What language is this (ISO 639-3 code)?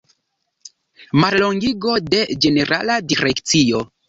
epo